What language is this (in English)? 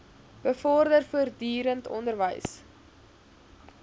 Afrikaans